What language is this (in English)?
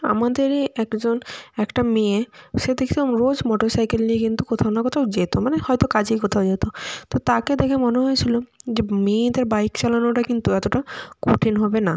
Bangla